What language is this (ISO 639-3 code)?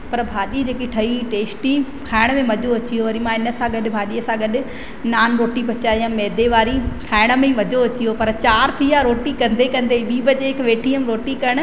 snd